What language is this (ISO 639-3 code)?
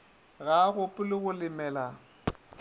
nso